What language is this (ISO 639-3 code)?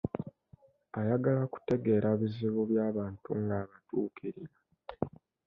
lug